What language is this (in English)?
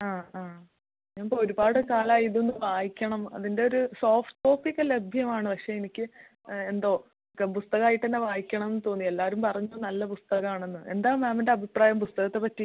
Malayalam